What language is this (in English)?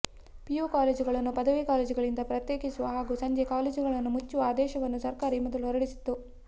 Kannada